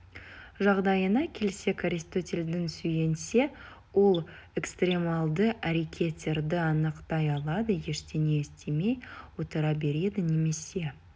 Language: Kazakh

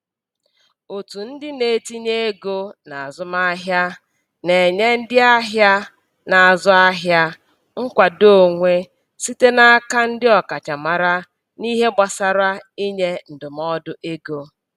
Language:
Igbo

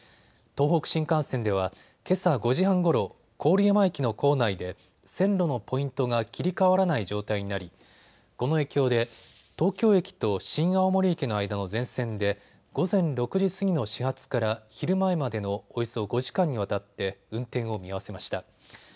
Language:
Japanese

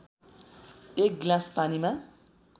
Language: Nepali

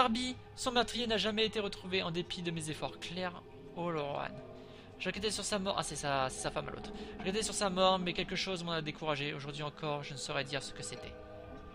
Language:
French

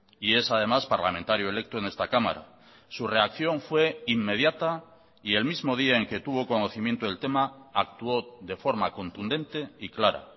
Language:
Spanish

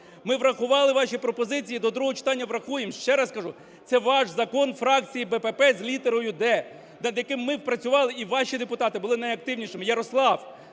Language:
Ukrainian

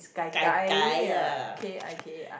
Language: English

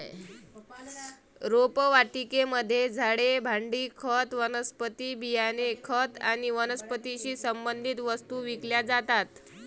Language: Marathi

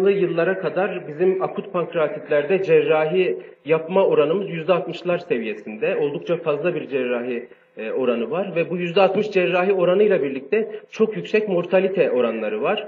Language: Turkish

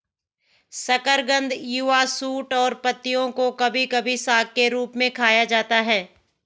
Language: Hindi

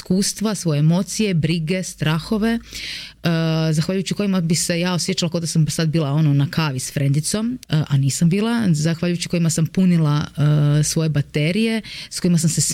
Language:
Croatian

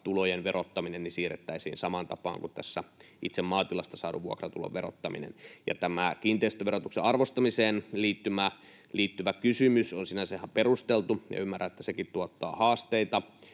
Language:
Finnish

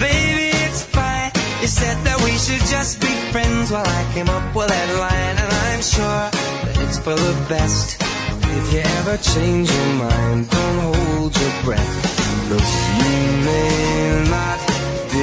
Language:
Korean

